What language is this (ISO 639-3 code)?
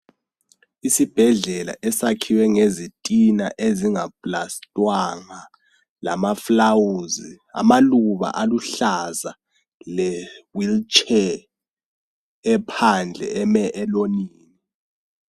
nde